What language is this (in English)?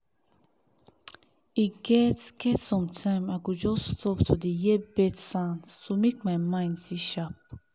Nigerian Pidgin